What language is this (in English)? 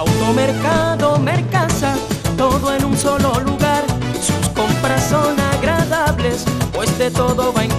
Spanish